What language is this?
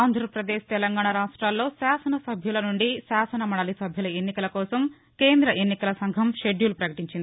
Telugu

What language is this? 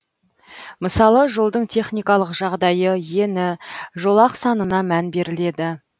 Kazakh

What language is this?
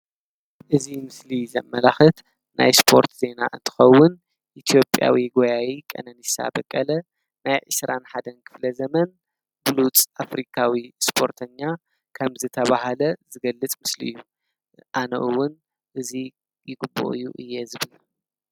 Tigrinya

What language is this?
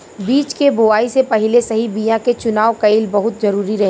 Bhojpuri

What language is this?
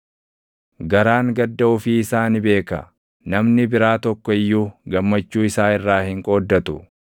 Oromo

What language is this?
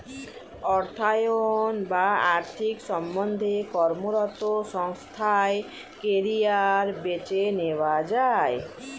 Bangla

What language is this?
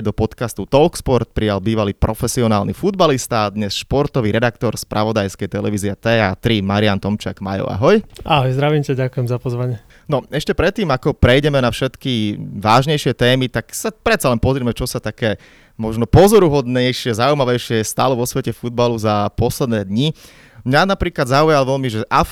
Slovak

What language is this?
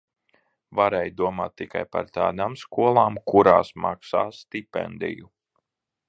Latvian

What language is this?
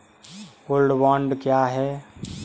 Hindi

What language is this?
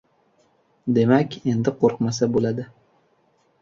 Uzbek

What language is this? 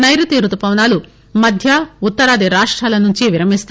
Telugu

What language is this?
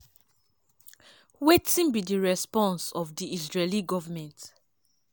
Nigerian Pidgin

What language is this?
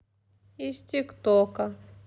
Russian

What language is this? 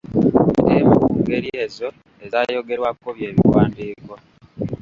Ganda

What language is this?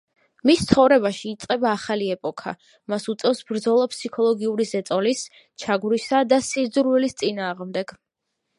Georgian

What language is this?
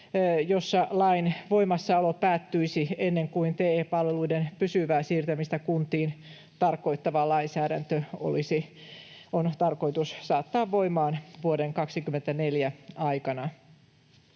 Finnish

